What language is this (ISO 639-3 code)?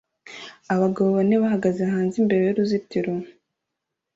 kin